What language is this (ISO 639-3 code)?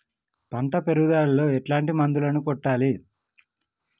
tel